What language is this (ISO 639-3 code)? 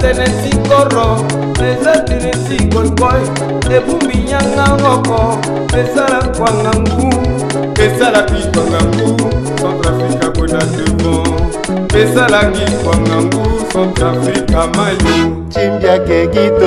fra